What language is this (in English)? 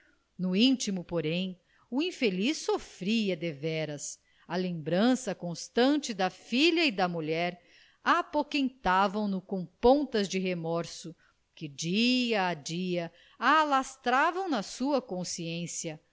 Portuguese